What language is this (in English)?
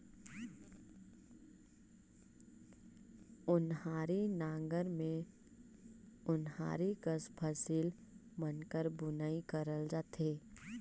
Chhattisgarhi